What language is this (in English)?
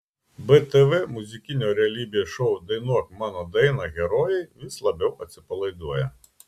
Lithuanian